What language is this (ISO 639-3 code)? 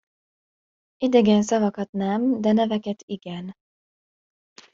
hun